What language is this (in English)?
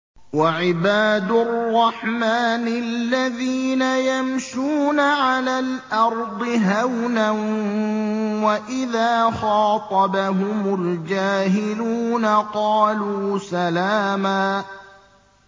Arabic